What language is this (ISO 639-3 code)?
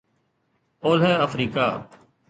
snd